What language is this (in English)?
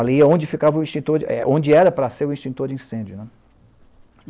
Portuguese